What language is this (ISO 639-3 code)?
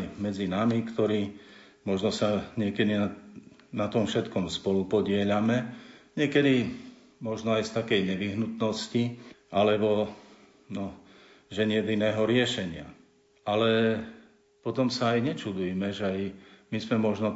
slk